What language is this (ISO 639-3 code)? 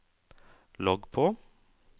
nor